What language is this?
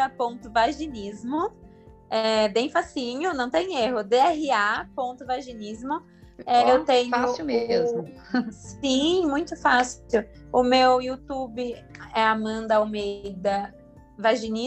Portuguese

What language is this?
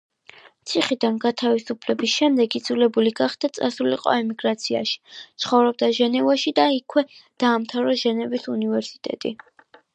Georgian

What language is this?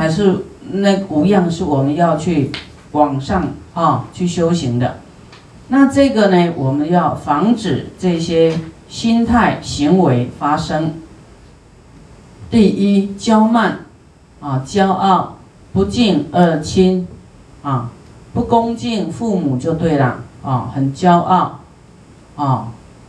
Chinese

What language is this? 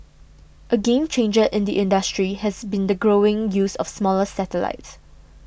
English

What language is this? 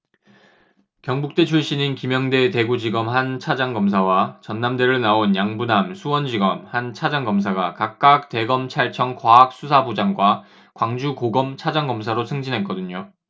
Korean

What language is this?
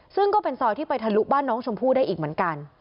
Thai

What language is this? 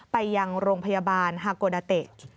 Thai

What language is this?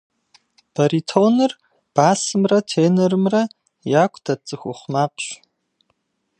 Kabardian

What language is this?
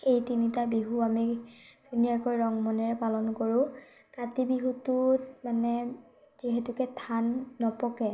Assamese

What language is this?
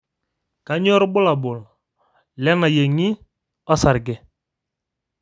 Masai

